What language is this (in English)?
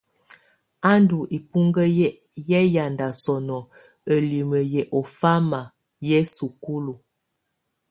Tunen